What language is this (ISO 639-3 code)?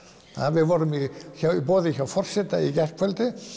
isl